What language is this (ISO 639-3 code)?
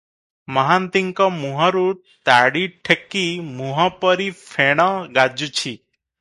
ori